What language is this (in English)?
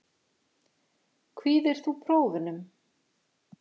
Icelandic